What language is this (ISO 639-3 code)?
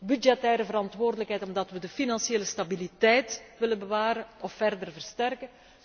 nld